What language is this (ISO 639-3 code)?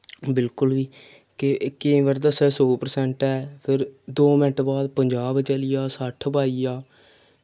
doi